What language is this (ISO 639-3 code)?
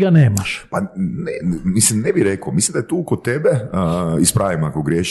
hrv